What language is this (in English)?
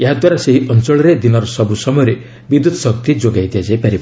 Odia